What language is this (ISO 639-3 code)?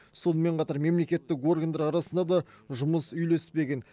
kaz